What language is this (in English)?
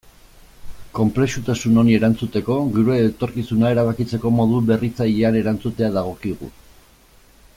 Basque